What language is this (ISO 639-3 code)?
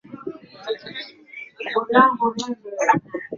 swa